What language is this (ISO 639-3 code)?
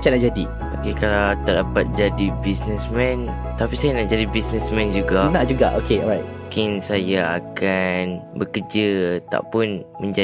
msa